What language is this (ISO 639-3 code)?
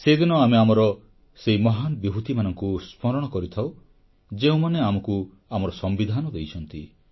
ori